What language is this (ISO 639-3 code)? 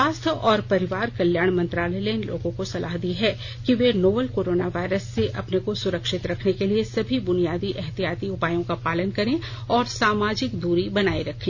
hin